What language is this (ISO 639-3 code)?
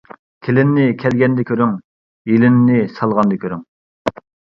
uig